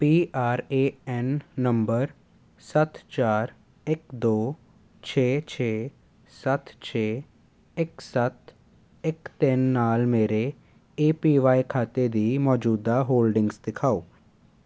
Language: Punjabi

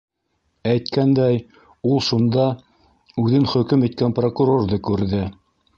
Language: Bashkir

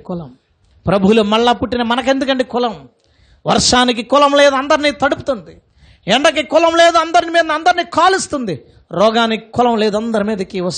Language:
Telugu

